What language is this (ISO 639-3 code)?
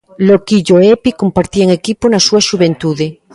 glg